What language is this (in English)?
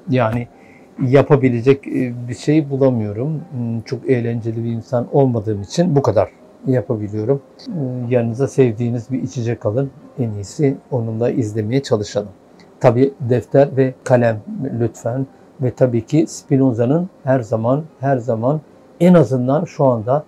Turkish